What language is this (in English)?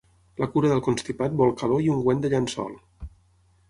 Catalan